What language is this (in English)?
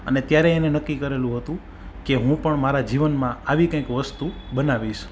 Gujarati